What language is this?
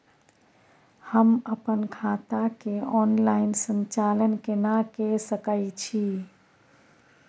Maithili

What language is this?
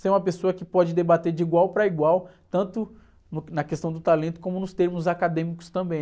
Portuguese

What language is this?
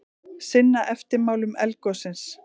Icelandic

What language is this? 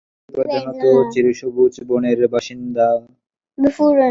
Bangla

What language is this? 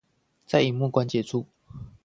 Chinese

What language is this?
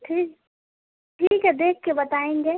Urdu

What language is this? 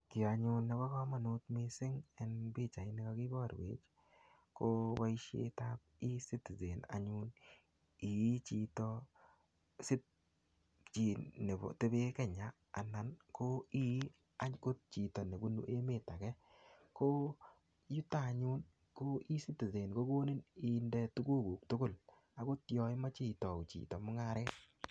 Kalenjin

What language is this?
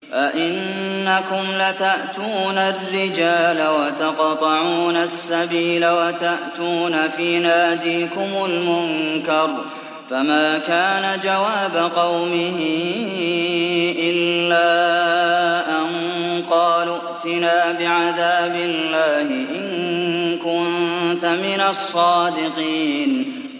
Arabic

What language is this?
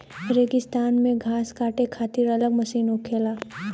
Bhojpuri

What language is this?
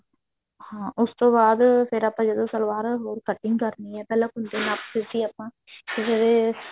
Punjabi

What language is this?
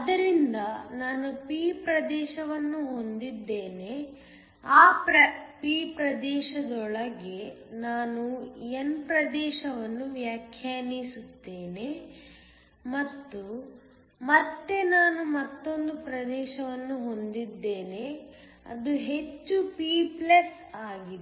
Kannada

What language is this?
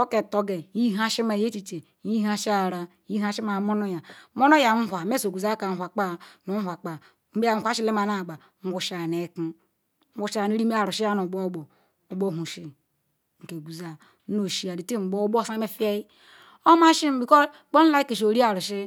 Ikwere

